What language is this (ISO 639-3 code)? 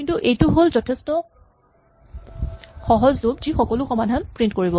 asm